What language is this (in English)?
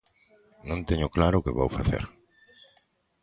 Galician